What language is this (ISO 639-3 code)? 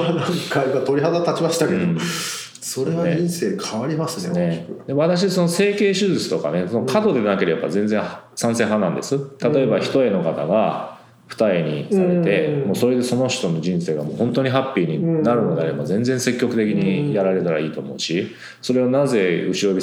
jpn